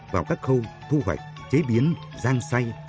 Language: Vietnamese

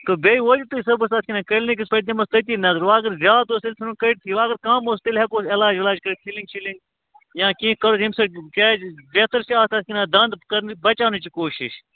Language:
Kashmiri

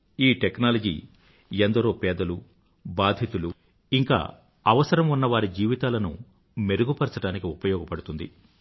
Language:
Telugu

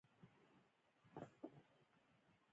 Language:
Pashto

